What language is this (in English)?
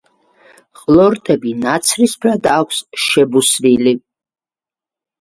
Georgian